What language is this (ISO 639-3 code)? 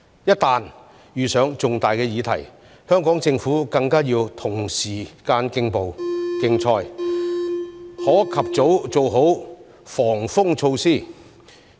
yue